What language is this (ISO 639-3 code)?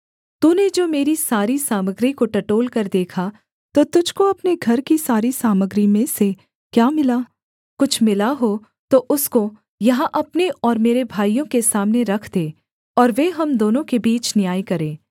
hin